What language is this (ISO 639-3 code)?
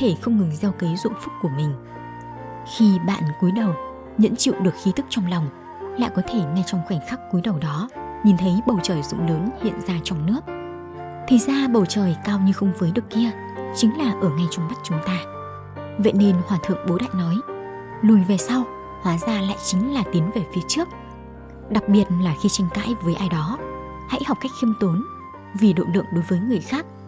vie